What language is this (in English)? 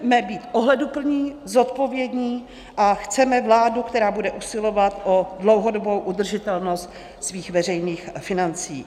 Czech